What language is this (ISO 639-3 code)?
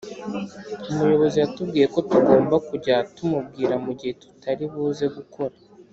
kin